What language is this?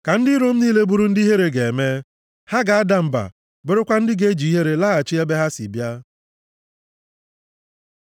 Igbo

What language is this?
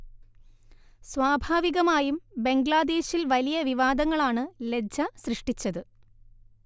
Malayalam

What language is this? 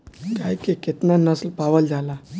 Bhojpuri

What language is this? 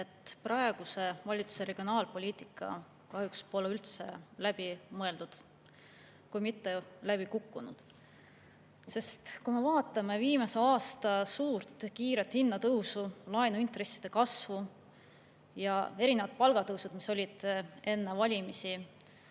Estonian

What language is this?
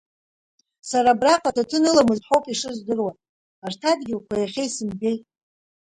Abkhazian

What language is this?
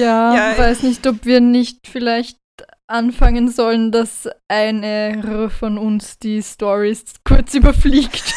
German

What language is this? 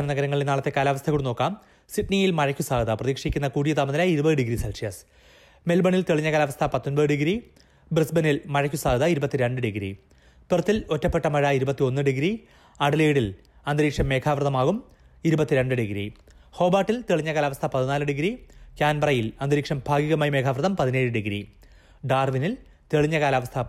Malayalam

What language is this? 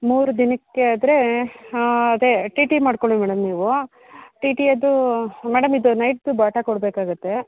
Kannada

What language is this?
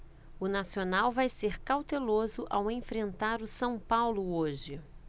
Portuguese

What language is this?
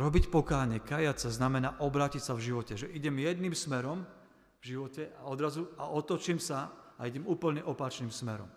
Slovak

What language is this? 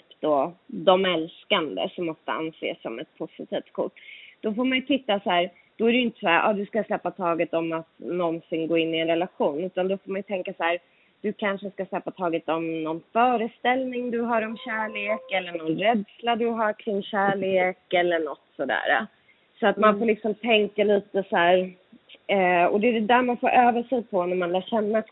Swedish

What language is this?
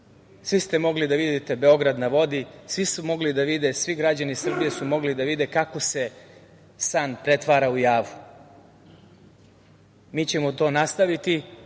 Serbian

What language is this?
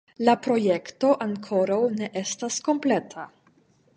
Esperanto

